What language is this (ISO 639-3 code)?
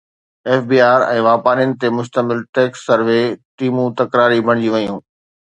snd